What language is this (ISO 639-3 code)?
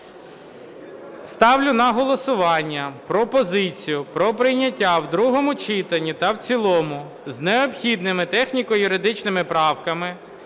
ukr